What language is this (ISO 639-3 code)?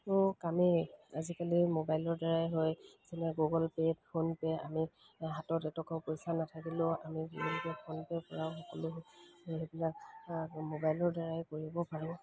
asm